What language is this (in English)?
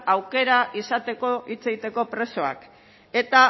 Basque